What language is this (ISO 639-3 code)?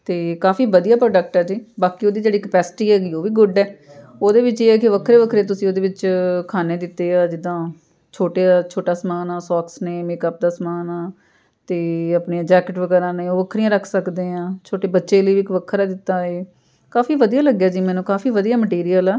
pan